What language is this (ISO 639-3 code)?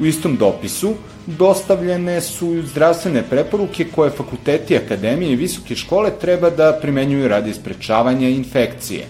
hrv